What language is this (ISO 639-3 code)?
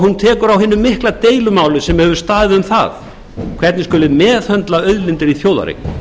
isl